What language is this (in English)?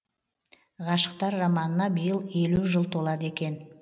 Kazakh